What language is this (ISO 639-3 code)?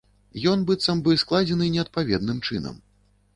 bel